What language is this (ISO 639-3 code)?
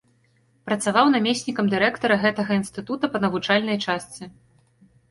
bel